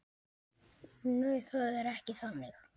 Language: Icelandic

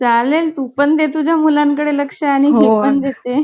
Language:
Marathi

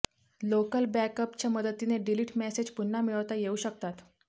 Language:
Marathi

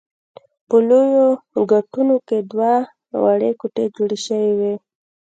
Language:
Pashto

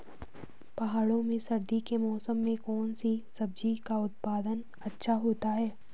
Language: Hindi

